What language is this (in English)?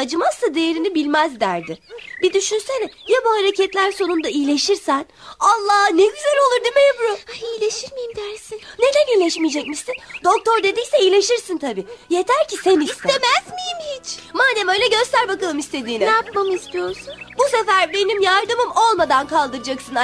Turkish